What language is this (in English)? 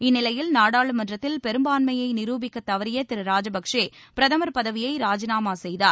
Tamil